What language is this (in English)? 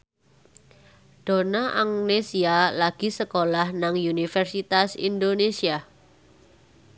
Javanese